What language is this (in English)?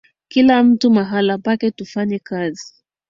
Swahili